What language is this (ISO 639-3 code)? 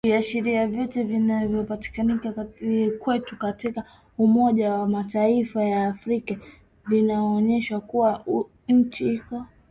swa